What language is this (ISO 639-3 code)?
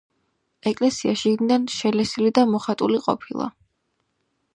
kat